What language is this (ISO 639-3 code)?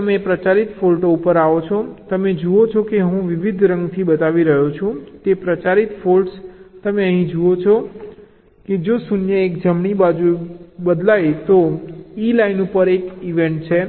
guj